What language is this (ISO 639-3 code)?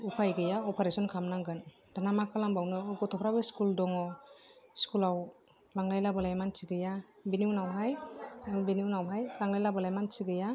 brx